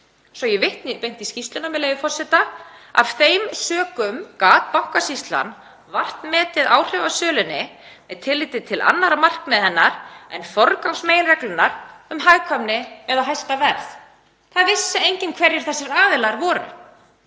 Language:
Icelandic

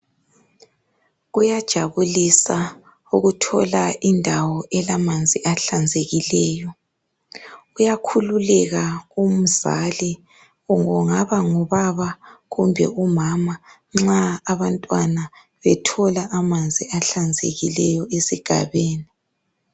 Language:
North Ndebele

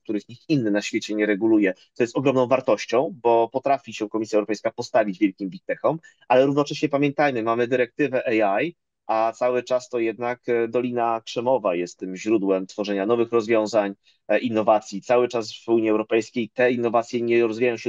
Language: Polish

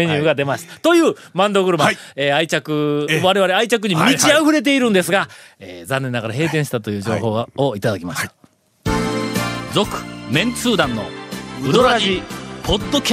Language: Japanese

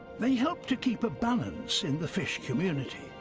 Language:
English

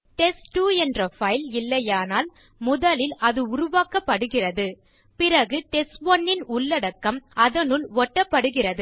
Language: Tamil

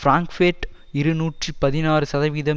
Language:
Tamil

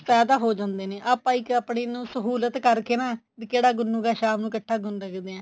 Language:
Punjabi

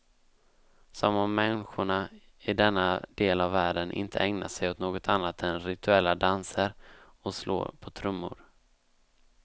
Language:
Swedish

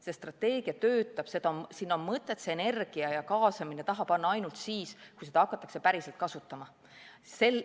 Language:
Estonian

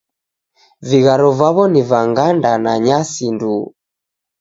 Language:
Taita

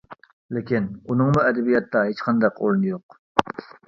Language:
Uyghur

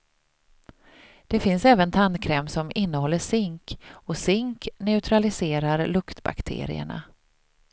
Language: Swedish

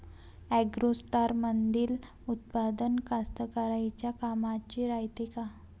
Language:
Marathi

